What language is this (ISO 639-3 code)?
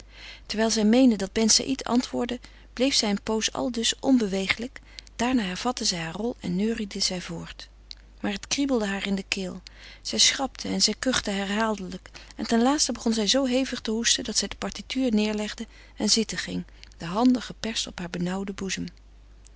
nld